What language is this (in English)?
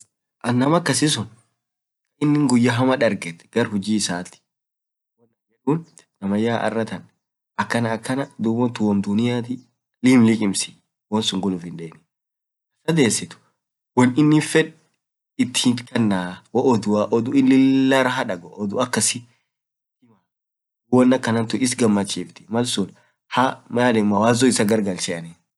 Orma